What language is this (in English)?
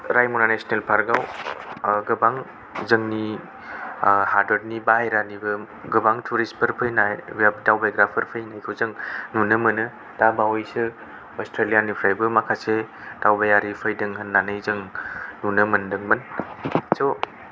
Bodo